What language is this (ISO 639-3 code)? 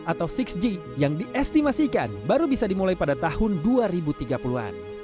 ind